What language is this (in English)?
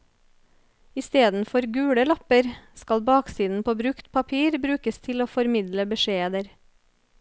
Norwegian